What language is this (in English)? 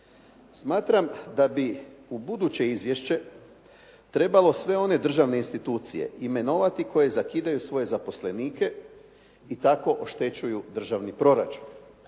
Croatian